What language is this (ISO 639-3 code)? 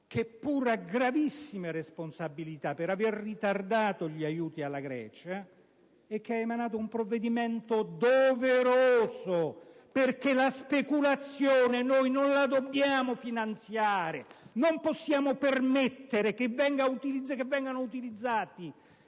ita